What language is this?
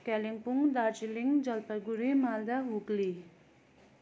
Nepali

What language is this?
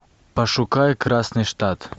Russian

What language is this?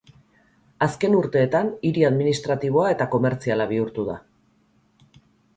Basque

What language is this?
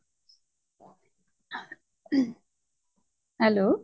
Assamese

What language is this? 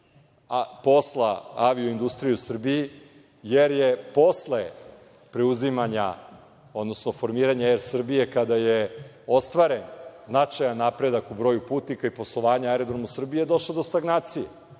Serbian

